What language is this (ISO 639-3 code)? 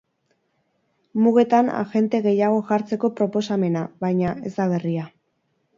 eus